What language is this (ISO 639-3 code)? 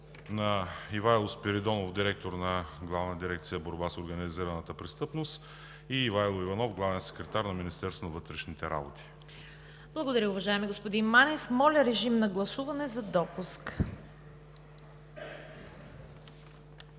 bul